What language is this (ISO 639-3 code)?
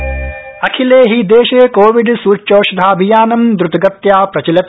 san